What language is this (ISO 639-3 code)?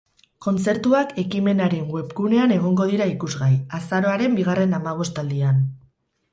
eus